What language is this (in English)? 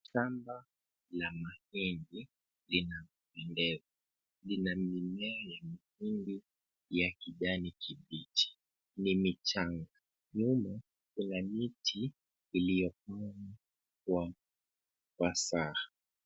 Swahili